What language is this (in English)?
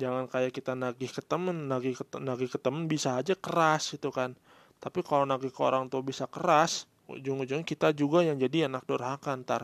Indonesian